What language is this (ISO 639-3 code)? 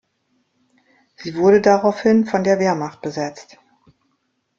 deu